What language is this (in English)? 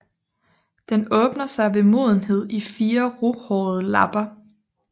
Danish